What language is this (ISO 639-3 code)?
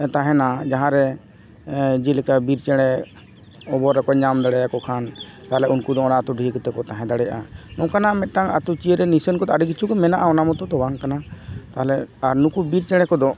sat